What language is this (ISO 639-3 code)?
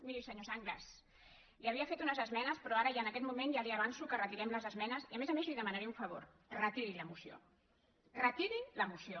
cat